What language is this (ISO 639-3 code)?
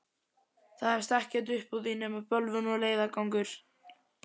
isl